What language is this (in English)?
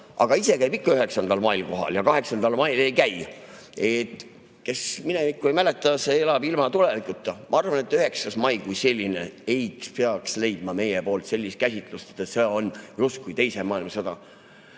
Estonian